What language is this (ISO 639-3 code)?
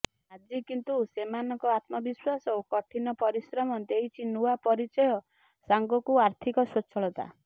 ori